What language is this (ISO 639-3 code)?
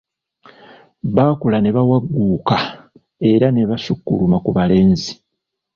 lug